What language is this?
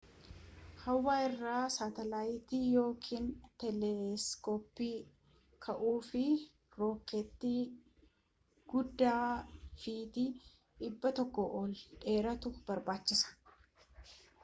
Oromo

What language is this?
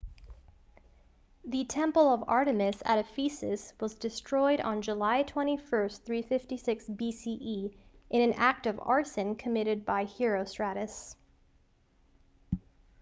English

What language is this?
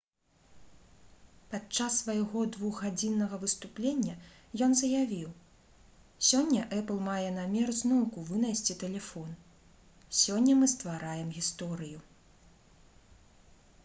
Belarusian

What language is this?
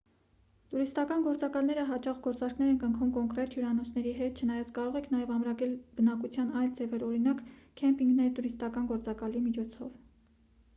Armenian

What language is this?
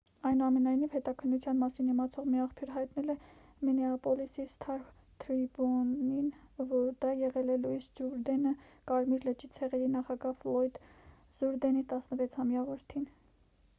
Armenian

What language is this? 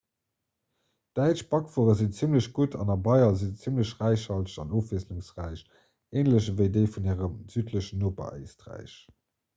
Luxembourgish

